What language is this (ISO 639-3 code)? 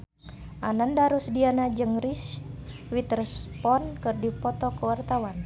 sun